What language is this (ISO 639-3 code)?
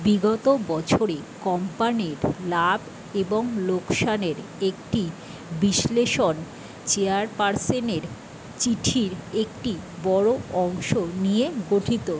ben